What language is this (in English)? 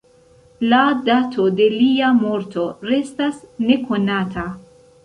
Esperanto